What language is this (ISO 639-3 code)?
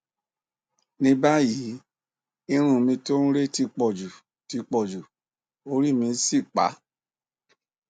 yor